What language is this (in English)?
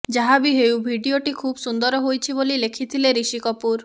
Odia